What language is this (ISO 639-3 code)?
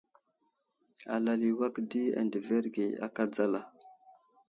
udl